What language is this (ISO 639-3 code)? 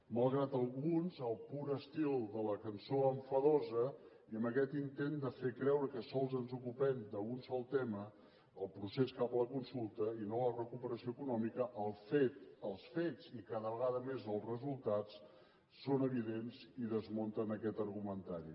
cat